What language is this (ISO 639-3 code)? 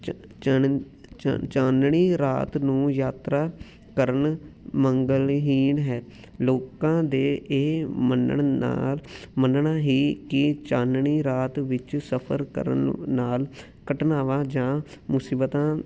pan